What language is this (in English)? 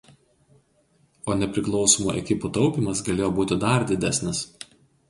Lithuanian